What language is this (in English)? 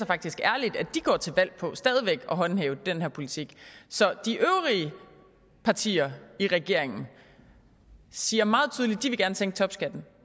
Danish